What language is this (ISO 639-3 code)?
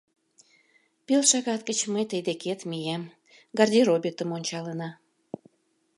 chm